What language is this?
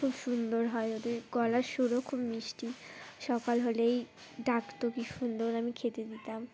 Bangla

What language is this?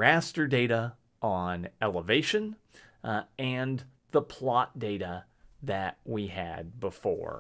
English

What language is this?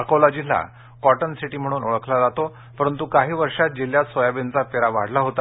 Marathi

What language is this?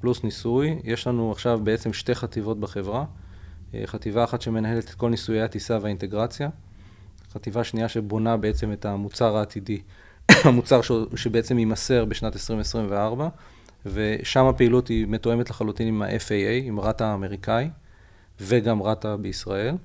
Hebrew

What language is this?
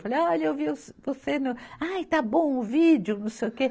Portuguese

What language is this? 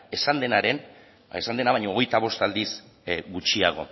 Basque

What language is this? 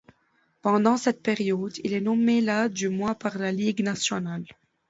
French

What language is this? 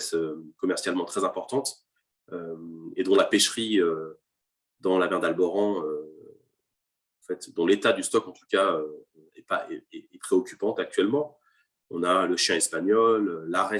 French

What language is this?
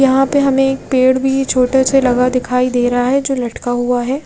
Hindi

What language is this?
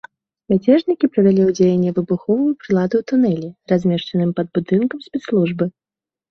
Belarusian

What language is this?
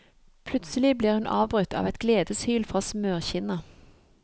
Norwegian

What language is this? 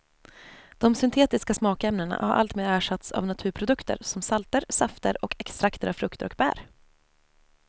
Swedish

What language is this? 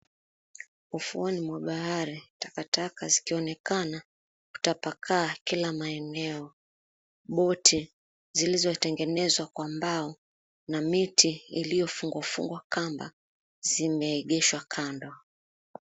Swahili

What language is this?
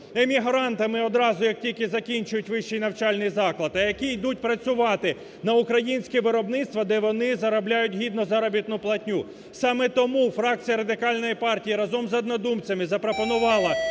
Ukrainian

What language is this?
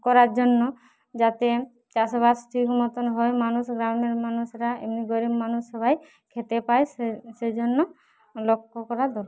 Bangla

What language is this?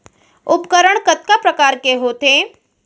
Chhattisgarhi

